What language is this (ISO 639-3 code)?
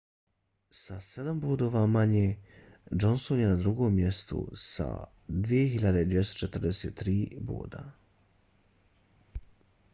bos